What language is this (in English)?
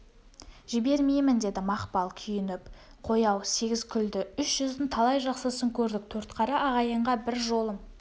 Kazakh